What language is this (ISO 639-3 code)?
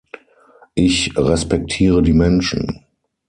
deu